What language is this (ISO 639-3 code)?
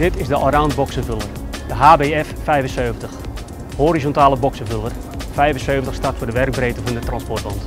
nld